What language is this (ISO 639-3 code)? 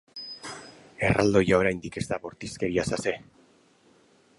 eus